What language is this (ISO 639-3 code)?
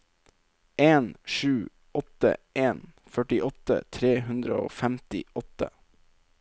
nor